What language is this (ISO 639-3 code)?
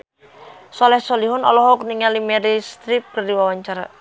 sun